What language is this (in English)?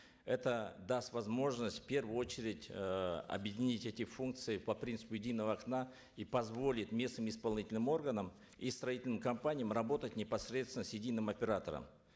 Kazakh